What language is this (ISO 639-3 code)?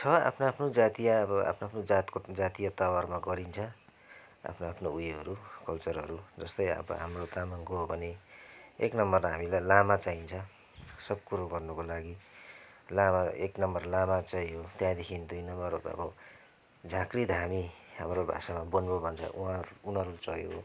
nep